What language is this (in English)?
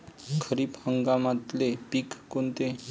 Marathi